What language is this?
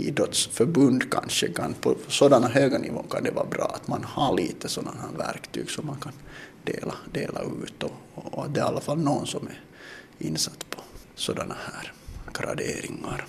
Swedish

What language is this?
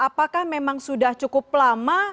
Indonesian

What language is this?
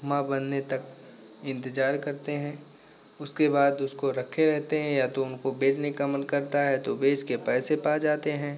Hindi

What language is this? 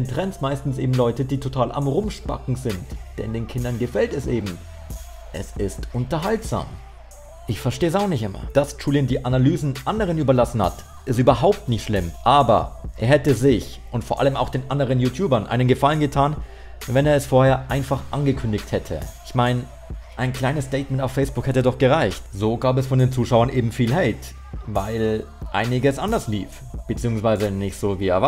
German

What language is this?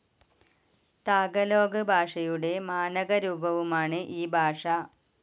Malayalam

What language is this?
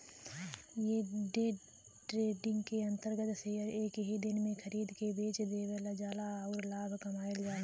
Bhojpuri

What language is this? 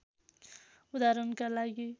Nepali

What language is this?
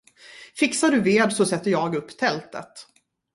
Swedish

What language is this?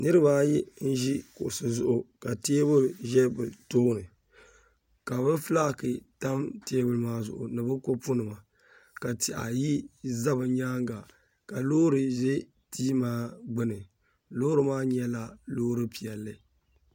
Dagbani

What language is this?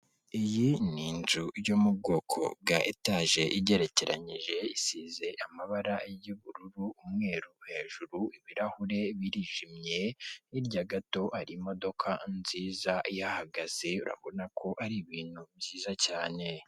Kinyarwanda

